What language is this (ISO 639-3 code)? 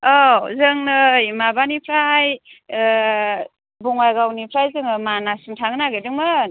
brx